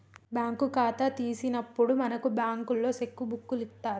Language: Telugu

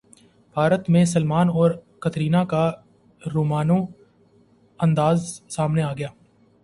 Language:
Urdu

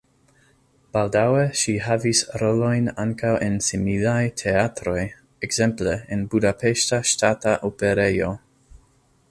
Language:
Esperanto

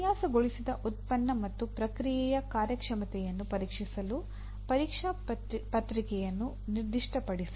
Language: Kannada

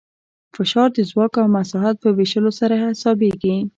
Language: Pashto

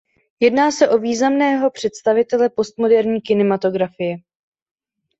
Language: Czech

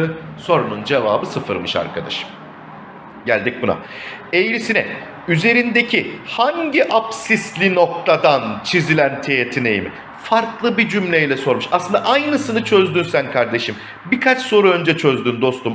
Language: Turkish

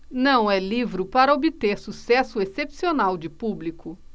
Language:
Portuguese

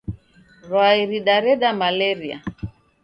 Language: Taita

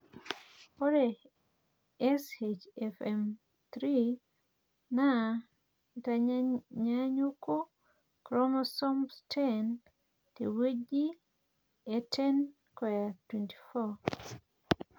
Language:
Masai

